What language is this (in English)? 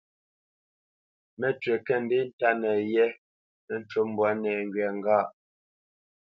Bamenyam